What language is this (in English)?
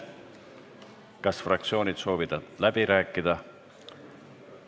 Estonian